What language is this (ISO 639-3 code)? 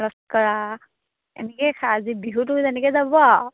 asm